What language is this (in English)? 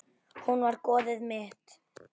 Icelandic